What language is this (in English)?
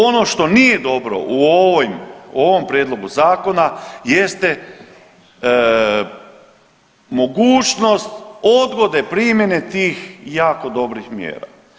Croatian